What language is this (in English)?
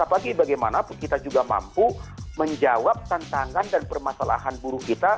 Indonesian